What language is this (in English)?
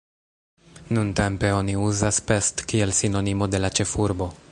Esperanto